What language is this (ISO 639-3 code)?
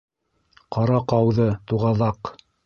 bak